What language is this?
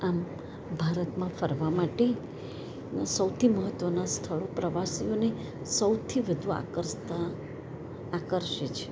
Gujarati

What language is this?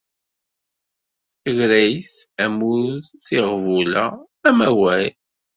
Kabyle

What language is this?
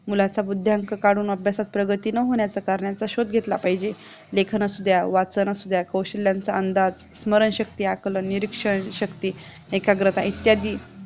Marathi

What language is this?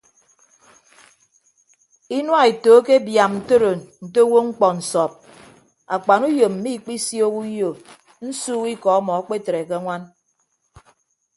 Ibibio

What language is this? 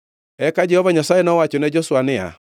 Luo (Kenya and Tanzania)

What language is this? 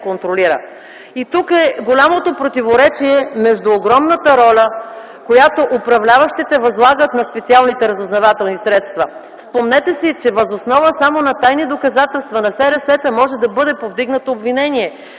Bulgarian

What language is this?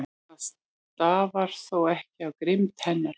Icelandic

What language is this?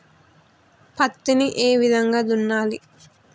Telugu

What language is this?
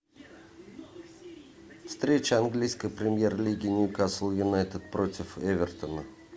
Russian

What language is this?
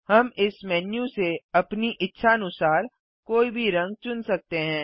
Hindi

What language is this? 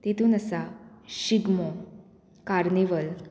Konkani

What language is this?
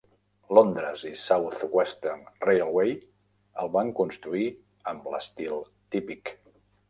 Catalan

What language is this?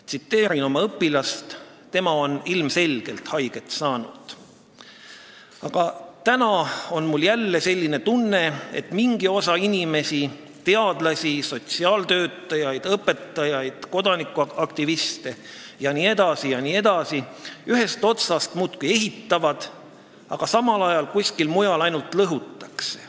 Estonian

